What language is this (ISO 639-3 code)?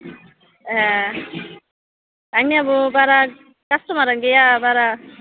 brx